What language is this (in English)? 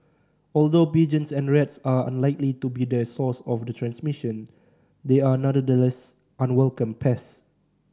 English